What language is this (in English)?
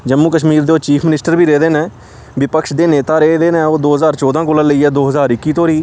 Dogri